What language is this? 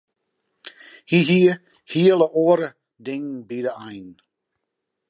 Western Frisian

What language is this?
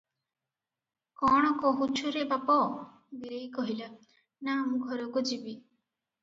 Odia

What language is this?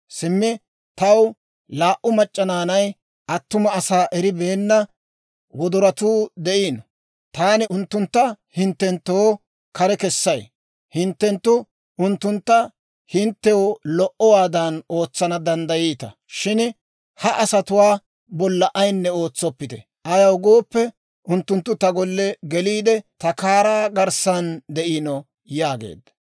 Dawro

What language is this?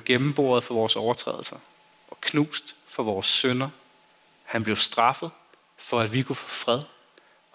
Danish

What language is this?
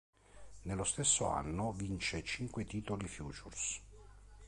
Italian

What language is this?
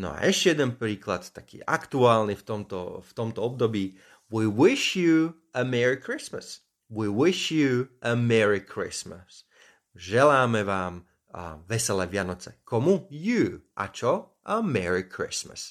Slovak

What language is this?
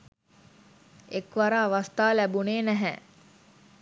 Sinhala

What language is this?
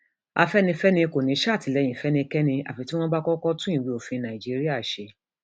Yoruba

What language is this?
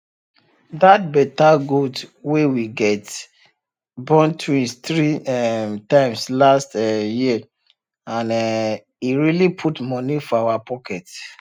Nigerian Pidgin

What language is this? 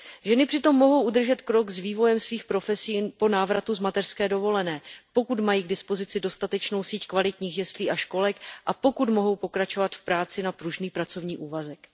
Czech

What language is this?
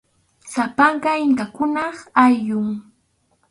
Arequipa-La Unión Quechua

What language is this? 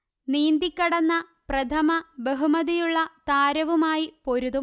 Malayalam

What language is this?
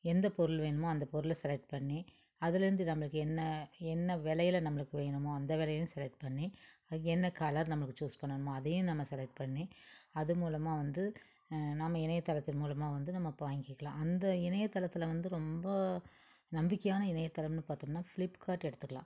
Tamil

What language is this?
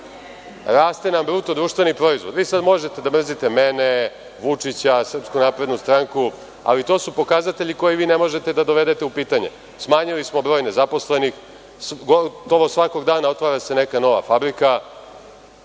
Serbian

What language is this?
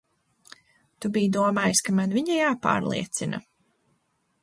Latvian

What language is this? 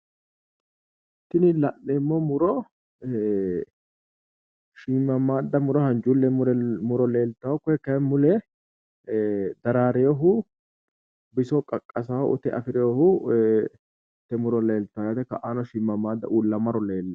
Sidamo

